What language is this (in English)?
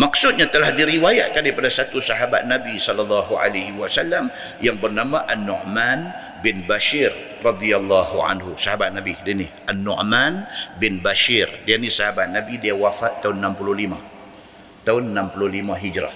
Malay